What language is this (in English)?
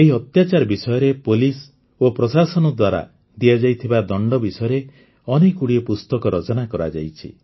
Odia